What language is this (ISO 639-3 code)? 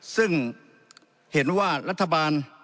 tha